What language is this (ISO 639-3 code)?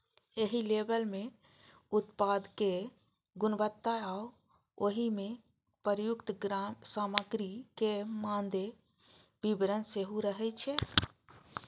mai